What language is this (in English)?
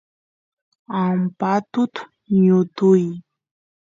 Santiago del Estero Quichua